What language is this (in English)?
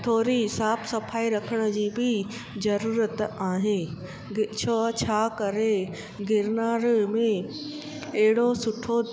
Sindhi